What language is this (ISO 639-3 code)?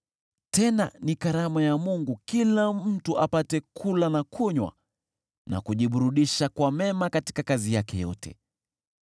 swa